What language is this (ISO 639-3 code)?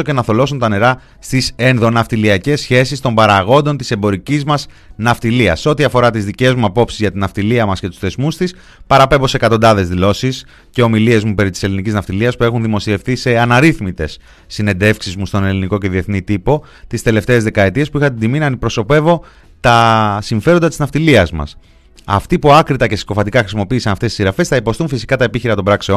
ell